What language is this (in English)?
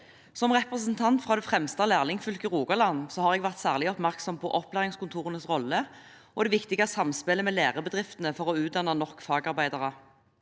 Norwegian